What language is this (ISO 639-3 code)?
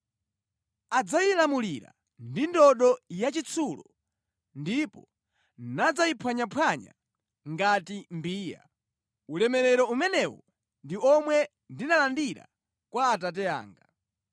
nya